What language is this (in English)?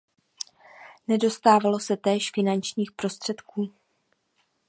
Czech